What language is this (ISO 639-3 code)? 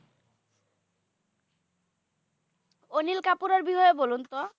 ben